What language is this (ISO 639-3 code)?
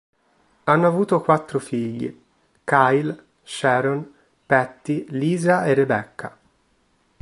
ita